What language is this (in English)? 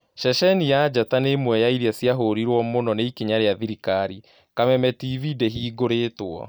Kikuyu